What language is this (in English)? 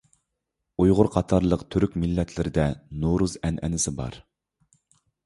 Uyghur